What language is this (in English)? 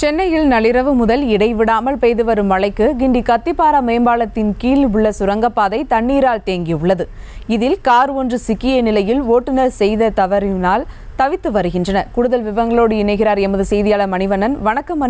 Romanian